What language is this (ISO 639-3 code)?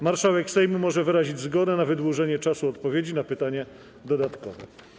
pol